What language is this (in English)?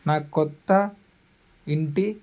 Telugu